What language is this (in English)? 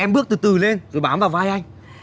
Vietnamese